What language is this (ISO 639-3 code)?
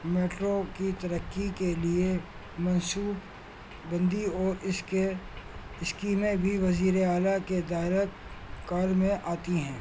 urd